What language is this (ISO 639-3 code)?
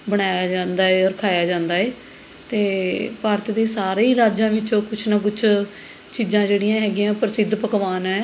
pan